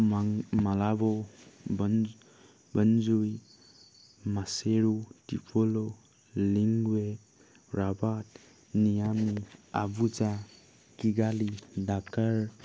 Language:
Assamese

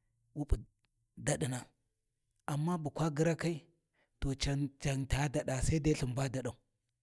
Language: Warji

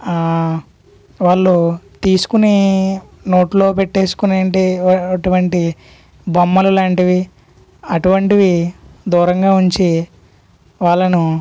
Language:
Telugu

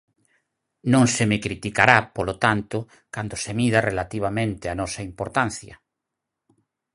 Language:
Galician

